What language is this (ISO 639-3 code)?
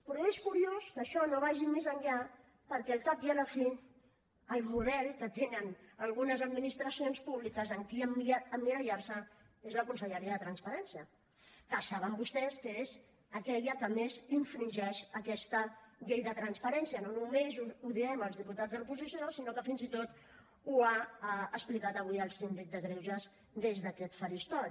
cat